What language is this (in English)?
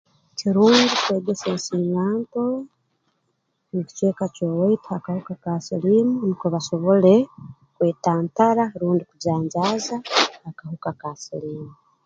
Tooro